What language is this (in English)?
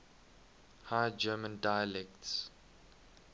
English